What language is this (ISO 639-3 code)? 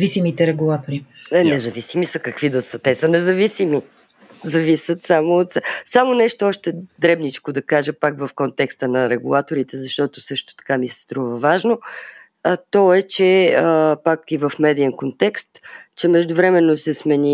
bul